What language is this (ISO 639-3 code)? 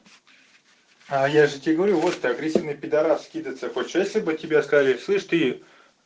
rus